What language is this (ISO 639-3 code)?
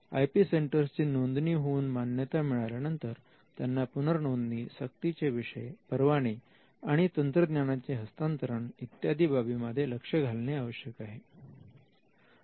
mar